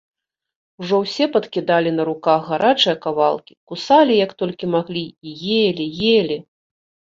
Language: Belarusian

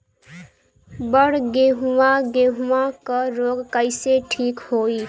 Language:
Bhojpuri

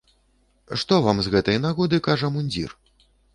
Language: Belarusian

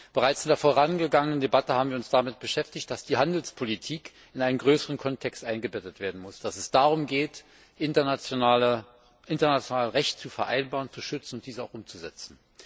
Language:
German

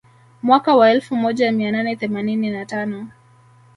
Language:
Swahili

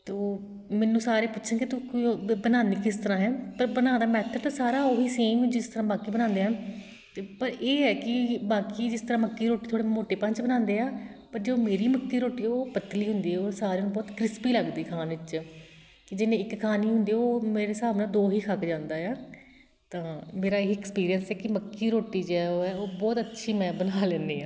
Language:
Punjabi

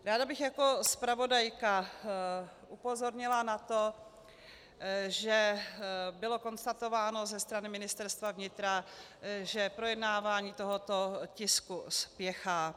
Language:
Czech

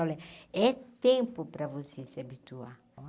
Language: Portuguese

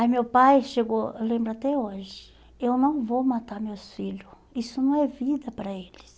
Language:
Portuguese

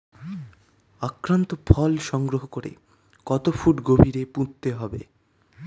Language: Bangla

